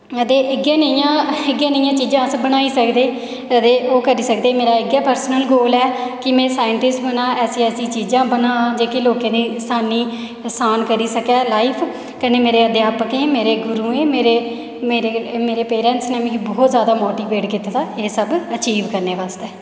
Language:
Dogri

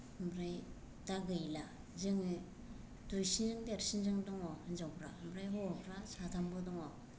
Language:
Bodo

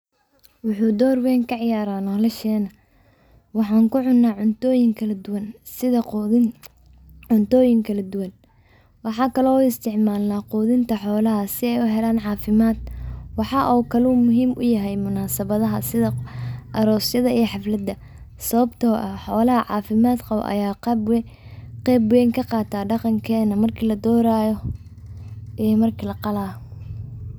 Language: Somali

